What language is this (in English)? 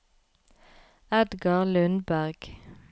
Norwegian